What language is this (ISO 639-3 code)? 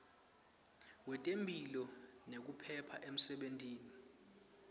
ssw